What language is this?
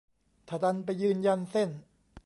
Thai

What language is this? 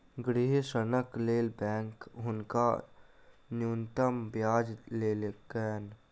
Maithili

